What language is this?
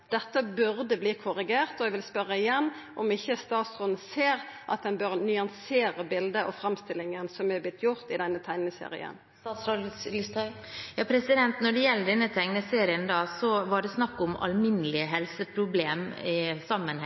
Norwegian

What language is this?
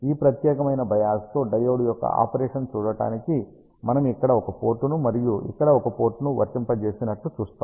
Telugu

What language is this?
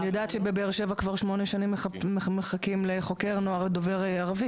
Hebrew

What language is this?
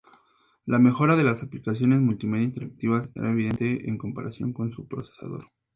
Spanish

